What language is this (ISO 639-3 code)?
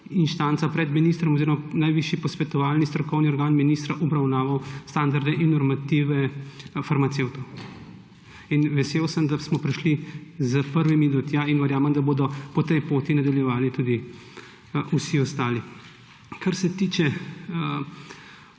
slv